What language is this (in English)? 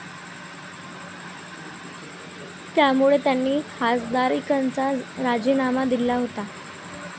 Marathi